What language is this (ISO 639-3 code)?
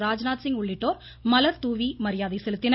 tam